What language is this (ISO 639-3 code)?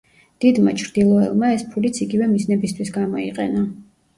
kat